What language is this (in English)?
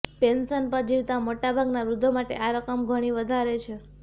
Gujarati